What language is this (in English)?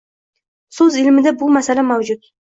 Uzbek